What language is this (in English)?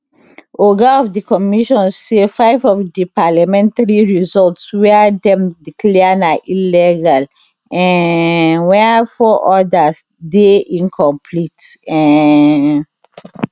Nigerian Pidgin